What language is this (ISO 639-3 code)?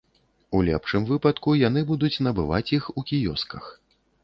bel